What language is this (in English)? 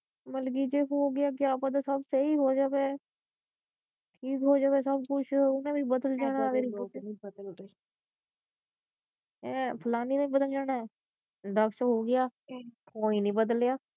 Punjabi